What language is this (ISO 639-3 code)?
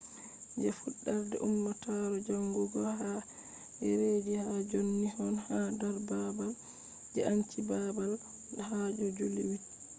ful